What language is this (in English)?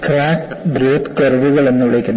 Malayalam